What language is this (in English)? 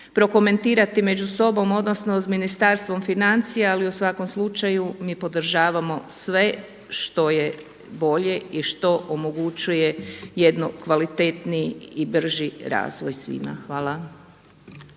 Croatian